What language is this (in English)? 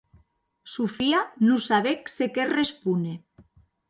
Occitan